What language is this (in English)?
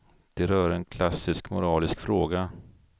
Swedish